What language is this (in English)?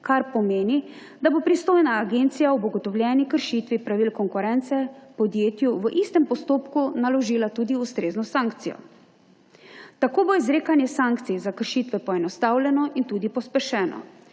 Slovenian